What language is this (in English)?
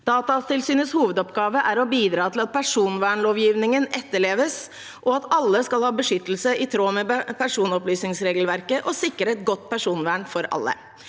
Norwegian